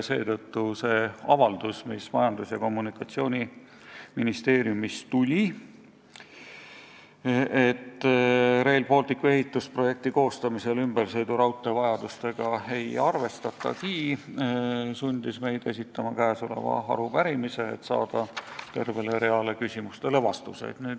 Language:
Estonian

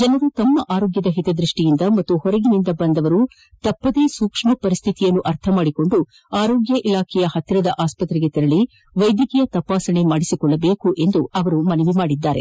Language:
Kannada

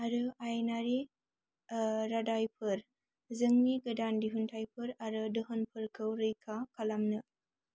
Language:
Bodo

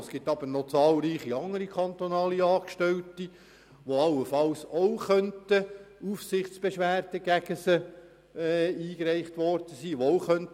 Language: Swiss German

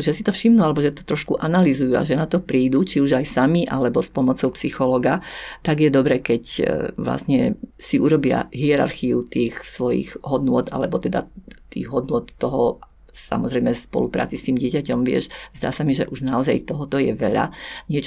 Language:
Slovak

